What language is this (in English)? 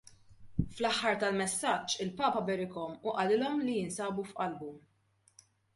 Maltese